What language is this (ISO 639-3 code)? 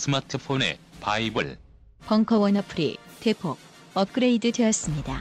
kor